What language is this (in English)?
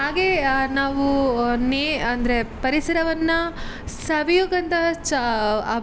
Kannada